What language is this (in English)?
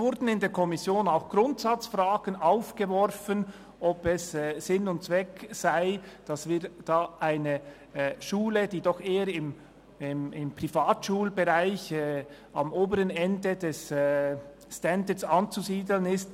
Swiss German